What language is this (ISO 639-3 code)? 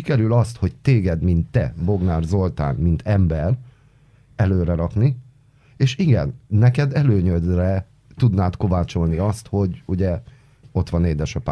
hun